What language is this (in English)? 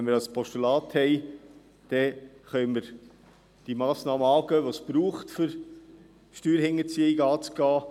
Swiss German